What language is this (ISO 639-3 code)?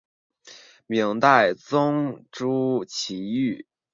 zho